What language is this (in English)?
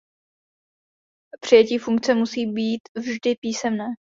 Czech